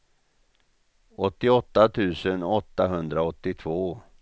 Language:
Swedish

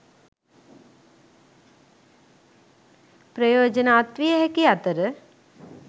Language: Sinhala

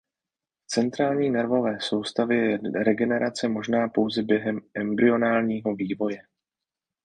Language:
Czech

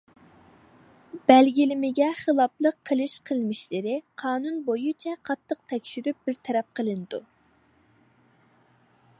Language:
Uyghur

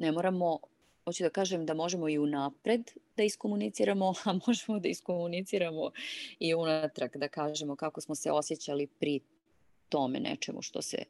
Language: Croatian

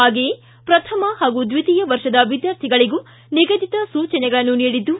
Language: Kannada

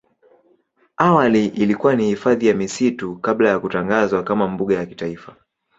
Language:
Swahili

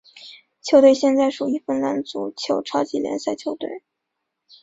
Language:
Chinese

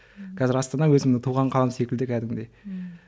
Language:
Kazakh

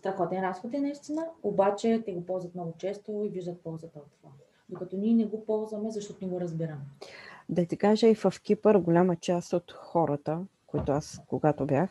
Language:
Bulgarian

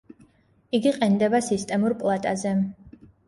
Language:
Georgian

